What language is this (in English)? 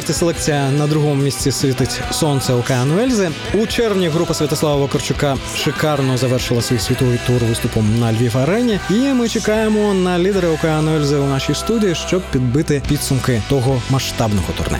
Ukrainian